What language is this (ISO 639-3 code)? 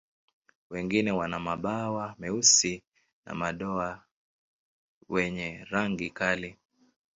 swa